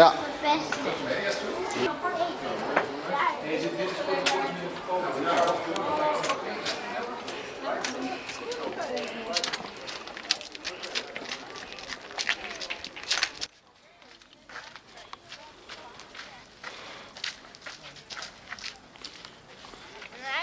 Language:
Dutch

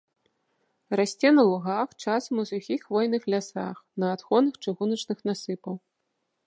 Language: Belarusian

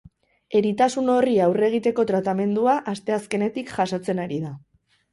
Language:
Basque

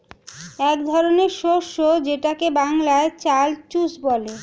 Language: Bangla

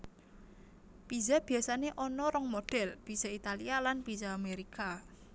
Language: Javanese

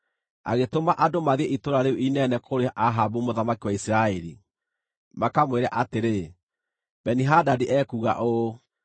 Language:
Kikuyu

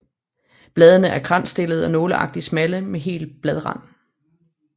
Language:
Danish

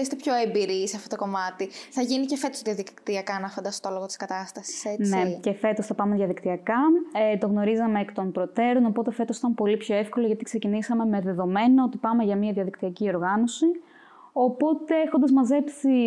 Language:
Greek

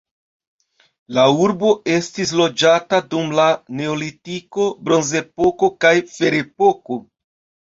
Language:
Esperanto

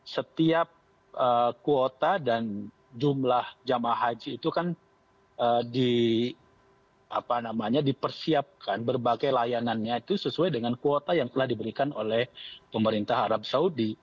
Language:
Indonesian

